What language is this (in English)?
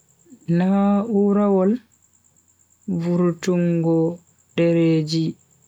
Bagirmi Fulfulde